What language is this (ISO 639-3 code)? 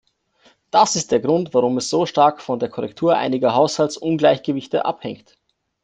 deu